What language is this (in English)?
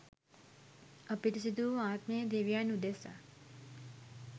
Sinhala